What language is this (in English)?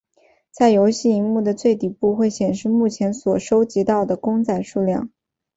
Chinese